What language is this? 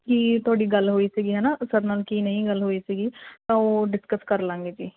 Punjabi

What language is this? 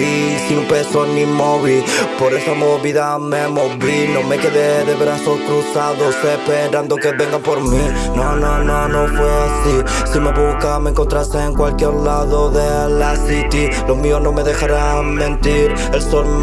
Italian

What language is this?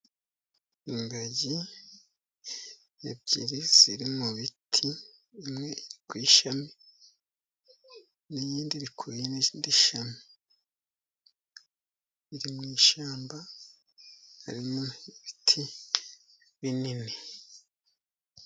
Kinyarwanda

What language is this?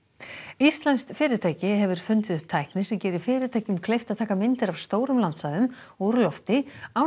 Icelandic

